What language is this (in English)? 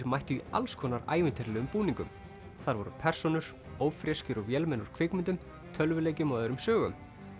Icelandic